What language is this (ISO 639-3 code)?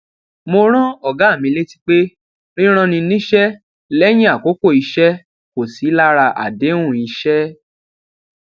yor